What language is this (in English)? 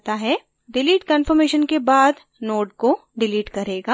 Hindi